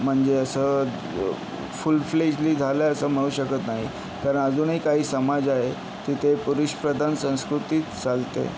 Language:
Marathi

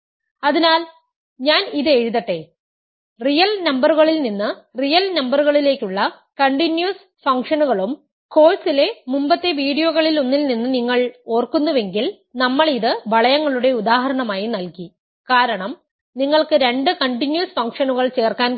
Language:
Malayalam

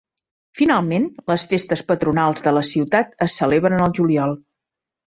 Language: Catalan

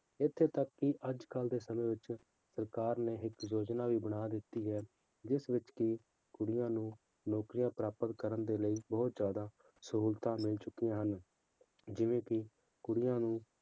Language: Punjabi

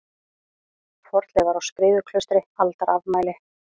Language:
Icelandic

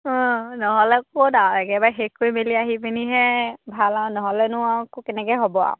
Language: Assamese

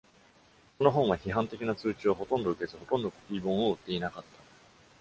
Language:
Japanese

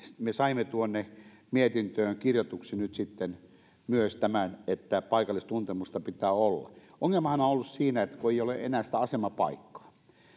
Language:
Finnish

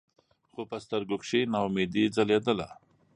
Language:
Pashto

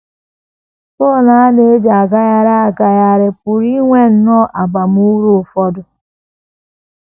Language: Igbo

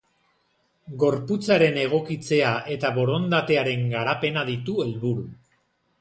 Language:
Basque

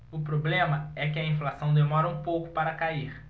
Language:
Portuguese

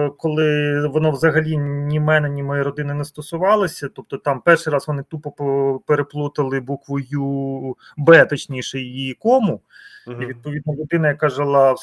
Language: Ukrainian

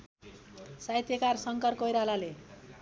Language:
Nepali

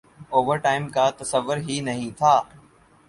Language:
Urdu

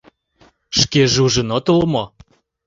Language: Mari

